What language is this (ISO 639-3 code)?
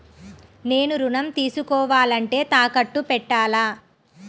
tel